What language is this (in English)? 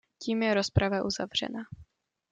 Czech